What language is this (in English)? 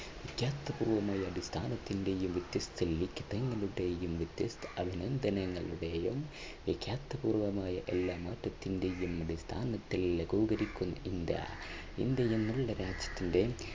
Malayalam